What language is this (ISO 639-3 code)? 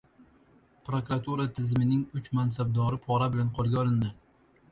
uzb